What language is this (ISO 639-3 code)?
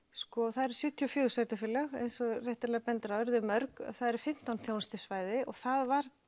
isl